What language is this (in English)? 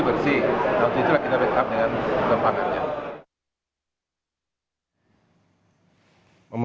Indonesian